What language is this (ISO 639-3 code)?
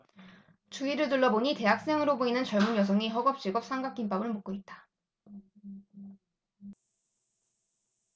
kor